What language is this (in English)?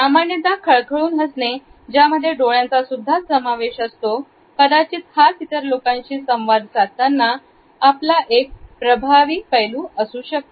Marathi